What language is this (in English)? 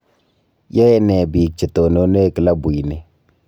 Kalenjin